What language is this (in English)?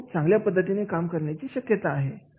Marathi